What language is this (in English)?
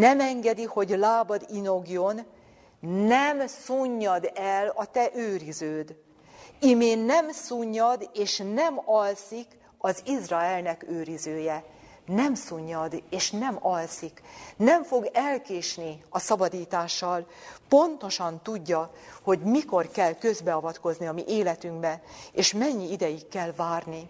Hungarian